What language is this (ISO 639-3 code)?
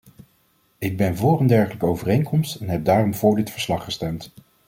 nld